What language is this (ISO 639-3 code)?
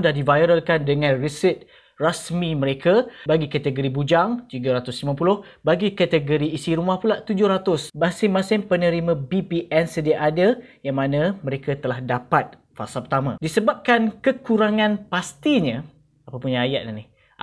msa